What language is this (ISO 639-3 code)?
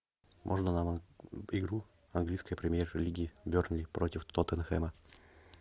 rus